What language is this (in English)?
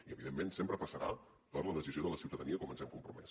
Catalan